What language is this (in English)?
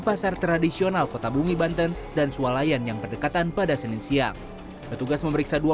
Indonesian